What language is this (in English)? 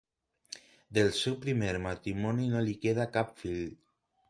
Catalan